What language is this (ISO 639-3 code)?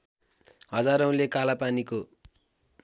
nep